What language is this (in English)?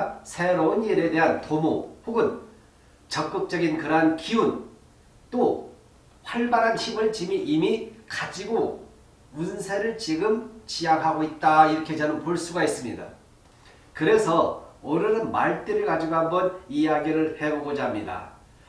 Korean